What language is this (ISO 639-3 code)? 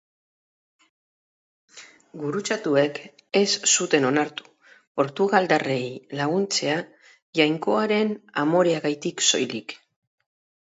eus